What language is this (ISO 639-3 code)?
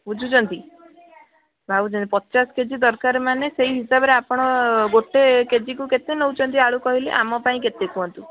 ori